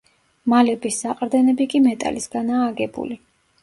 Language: Georgian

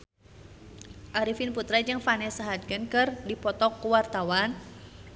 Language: Sundanese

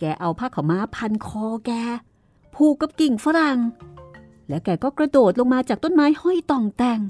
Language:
Thai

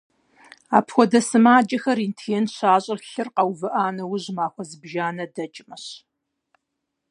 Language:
Kabardian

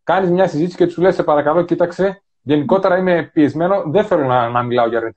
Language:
Greek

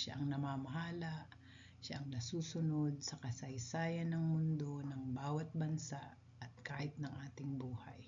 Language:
Filipino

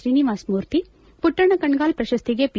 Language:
Kannada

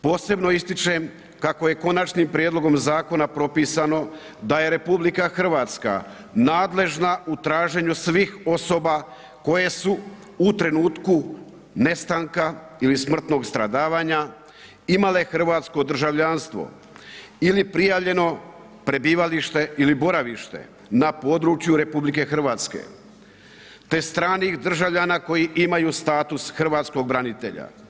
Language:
Croatian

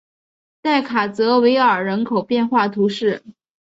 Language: Chinese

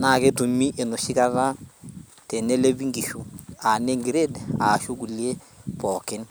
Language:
Masai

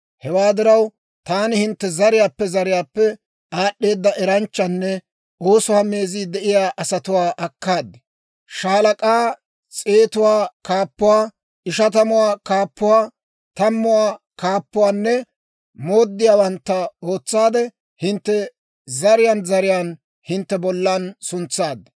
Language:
Dawro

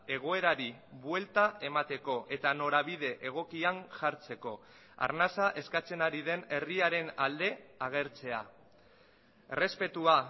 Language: Basque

